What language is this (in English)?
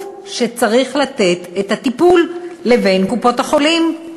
Hebrew